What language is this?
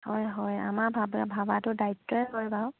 Assamese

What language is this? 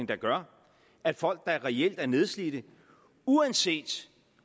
Danish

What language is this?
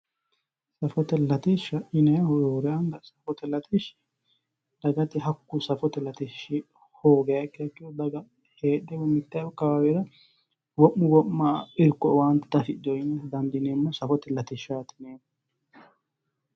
Sidamo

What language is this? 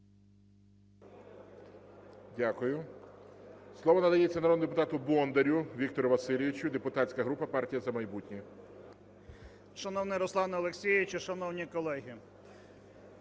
Ukrainian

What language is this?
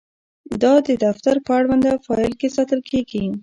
Pashto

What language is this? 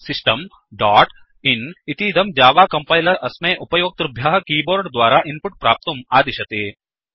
Sanskrit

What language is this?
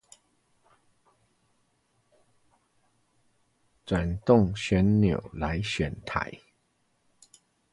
Chinese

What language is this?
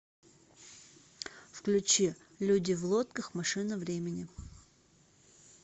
Russian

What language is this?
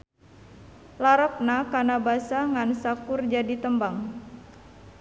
Sundanese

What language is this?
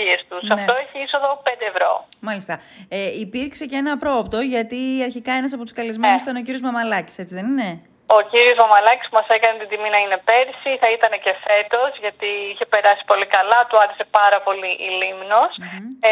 Greek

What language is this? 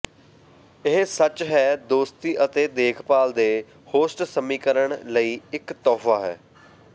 Punjabi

